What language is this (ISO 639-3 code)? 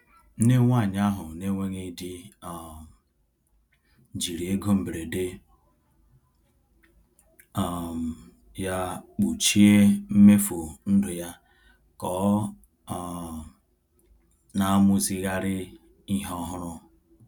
ibo